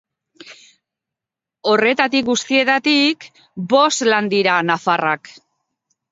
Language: Basque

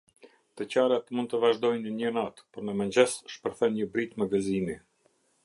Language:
Albanian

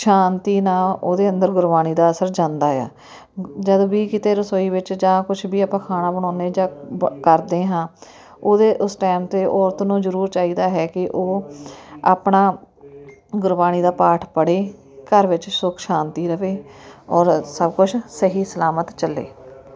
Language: Punjabi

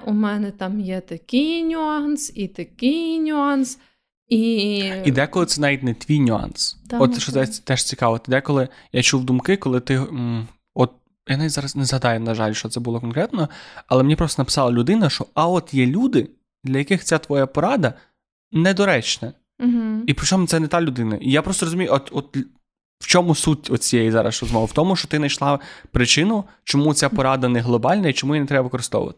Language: Ukrainian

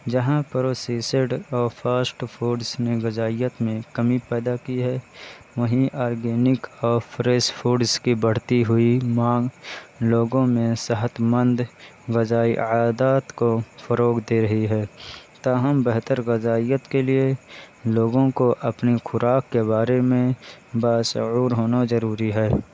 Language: Urdu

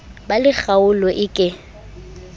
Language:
Southern Sotho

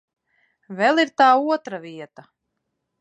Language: Latvian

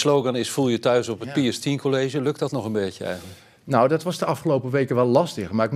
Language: Dutch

